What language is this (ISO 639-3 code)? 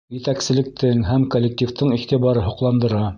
bak